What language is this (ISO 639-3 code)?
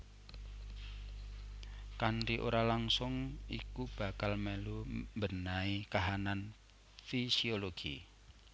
jav